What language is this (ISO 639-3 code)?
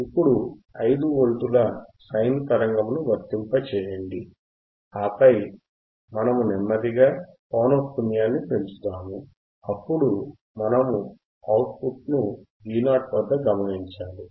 tel